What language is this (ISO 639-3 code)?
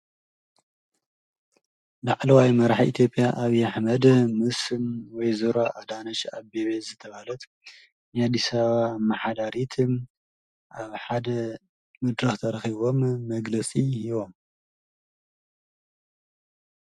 tir